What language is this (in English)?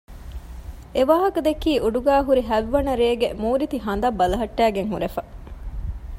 Divehi